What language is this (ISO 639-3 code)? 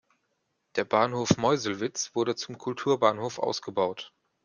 deu